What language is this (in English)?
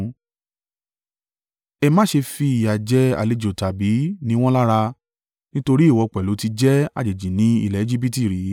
Yoruba